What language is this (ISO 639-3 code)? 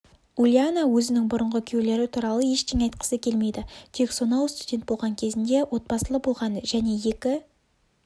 kaz